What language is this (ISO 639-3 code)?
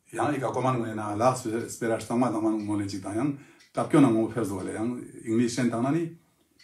kor